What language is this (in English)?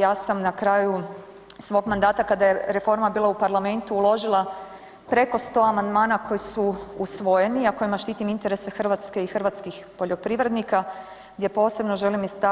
Croatian